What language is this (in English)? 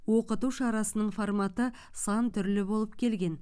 Kazakh